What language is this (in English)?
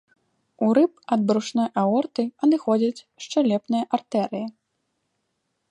Belarusian